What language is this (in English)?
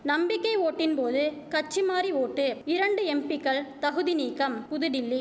Tamil